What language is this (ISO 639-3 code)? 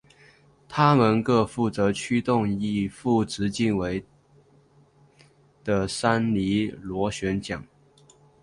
zho